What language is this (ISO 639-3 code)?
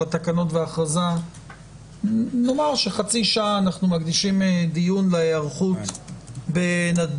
heb